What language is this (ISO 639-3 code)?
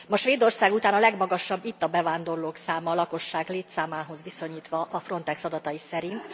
hun